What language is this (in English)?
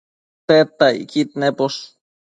Matsés